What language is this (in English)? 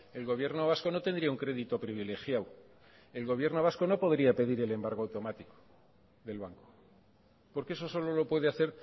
Spanish